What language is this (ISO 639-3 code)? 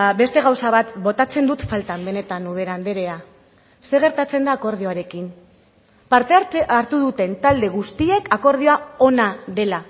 eus